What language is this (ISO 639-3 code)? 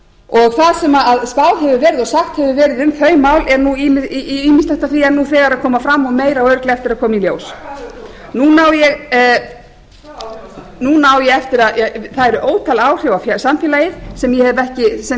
isl